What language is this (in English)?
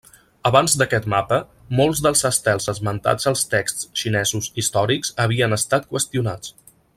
Catalan